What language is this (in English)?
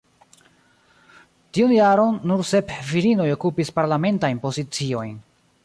Esperanto